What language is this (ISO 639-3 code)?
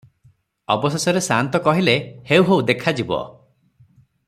ori